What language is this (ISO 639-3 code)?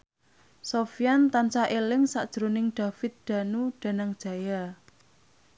jav